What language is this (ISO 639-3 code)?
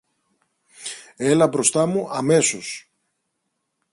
ell